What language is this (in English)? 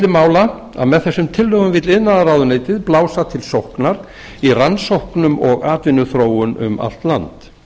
Icelandic